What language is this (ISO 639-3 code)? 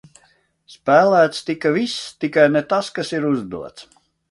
lav